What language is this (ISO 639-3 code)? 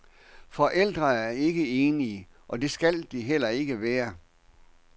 dan